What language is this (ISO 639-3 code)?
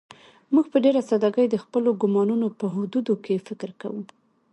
pus